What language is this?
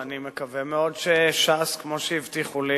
Hebrew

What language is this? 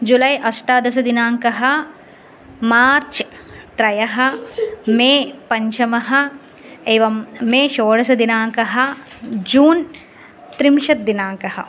Sanskrit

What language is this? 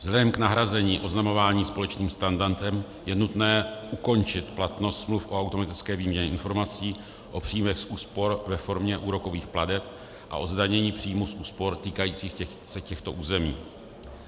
Czech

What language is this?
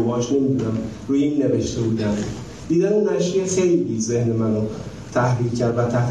Persian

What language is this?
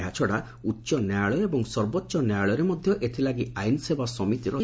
Odia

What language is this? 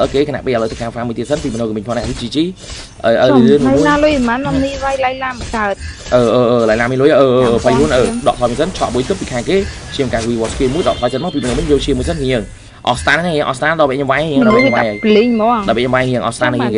Vietnamese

